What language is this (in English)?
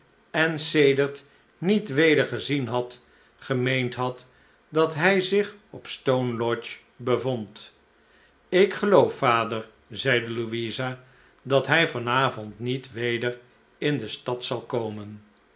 Dutch